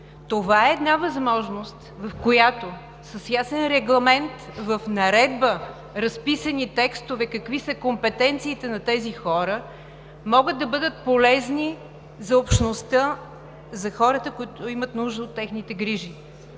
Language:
Bulgarian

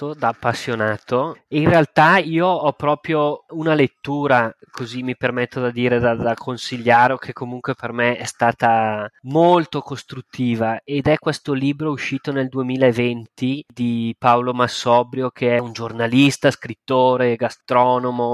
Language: Italian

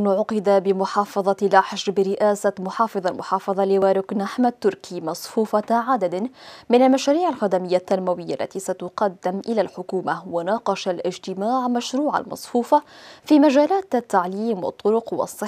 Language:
Arabic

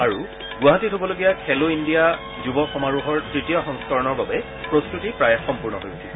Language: Assamese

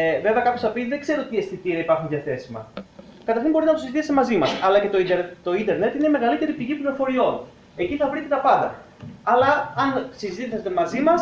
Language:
Greek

